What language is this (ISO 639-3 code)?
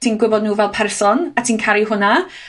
cym